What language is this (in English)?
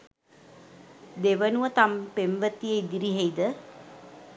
Sinhala